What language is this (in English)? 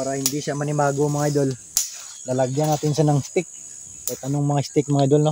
Filipino